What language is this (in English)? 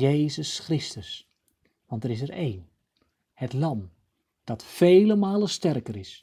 Dutch